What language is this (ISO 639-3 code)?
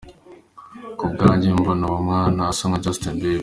kin